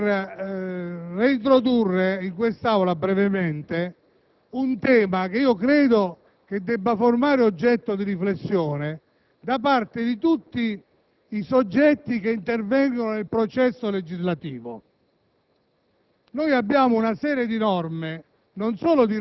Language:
Italian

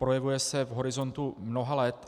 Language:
Czech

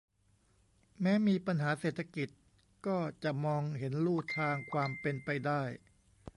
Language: Thai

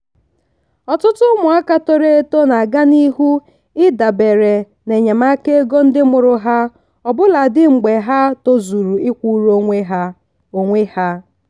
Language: Igbo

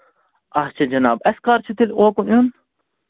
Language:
Kashmiri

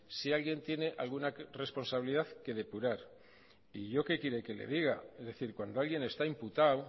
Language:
Spanish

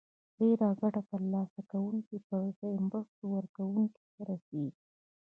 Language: Pashto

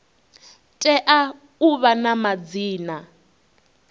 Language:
Venda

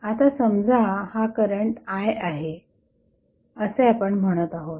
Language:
Marathi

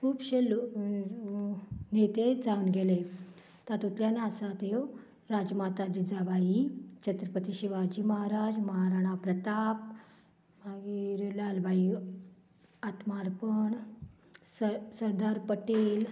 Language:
Konkani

